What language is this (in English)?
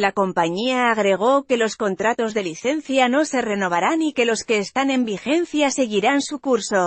Spanish